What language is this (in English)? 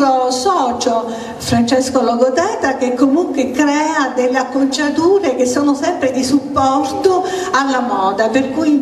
Italian